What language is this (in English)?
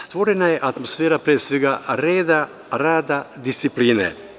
Serbian